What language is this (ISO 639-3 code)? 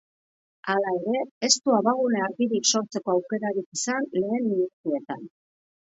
eus